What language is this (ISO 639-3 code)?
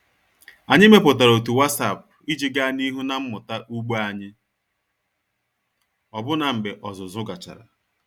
ibo